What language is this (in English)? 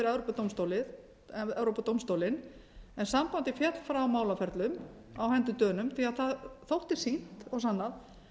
Icelandic